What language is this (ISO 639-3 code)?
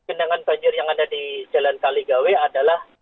ind